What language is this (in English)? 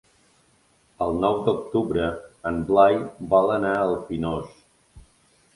Catalan